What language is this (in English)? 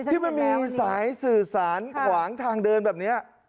Thai